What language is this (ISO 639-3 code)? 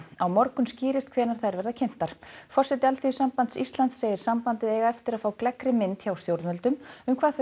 isl